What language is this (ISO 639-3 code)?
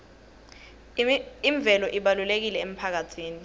ssw